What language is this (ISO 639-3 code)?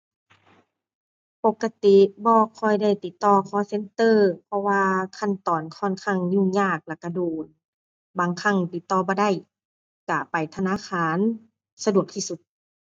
tha